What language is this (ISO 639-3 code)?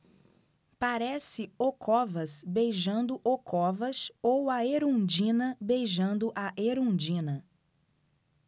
por